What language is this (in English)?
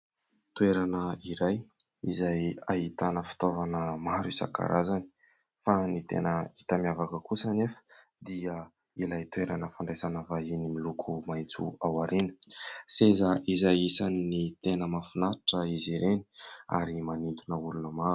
Malagasy